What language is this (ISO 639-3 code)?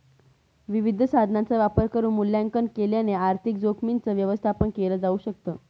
mar